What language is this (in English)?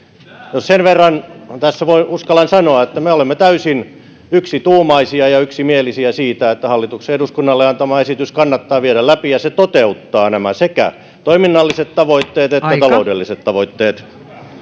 Finnish